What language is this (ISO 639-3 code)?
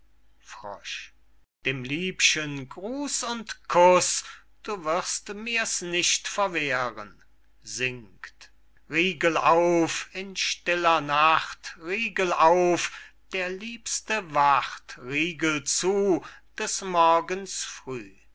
deu